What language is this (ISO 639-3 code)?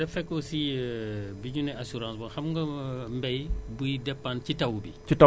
wol